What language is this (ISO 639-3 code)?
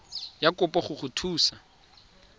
tsn